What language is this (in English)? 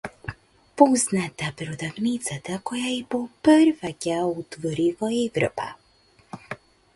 Macedonian